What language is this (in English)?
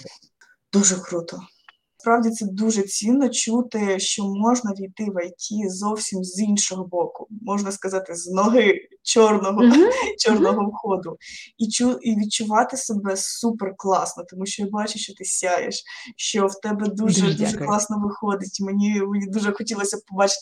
Ukrainian